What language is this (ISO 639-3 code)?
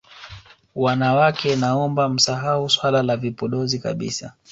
swa